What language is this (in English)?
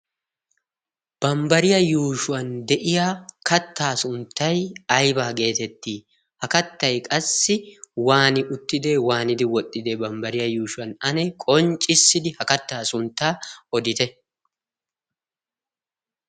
Wolaytta